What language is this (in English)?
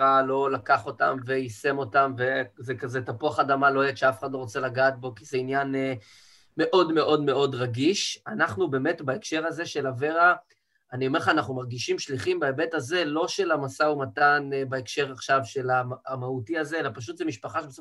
Hebrew